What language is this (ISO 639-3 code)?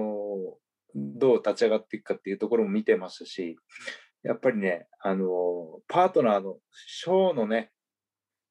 jpn